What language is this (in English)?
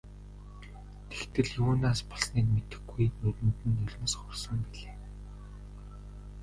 Mongolian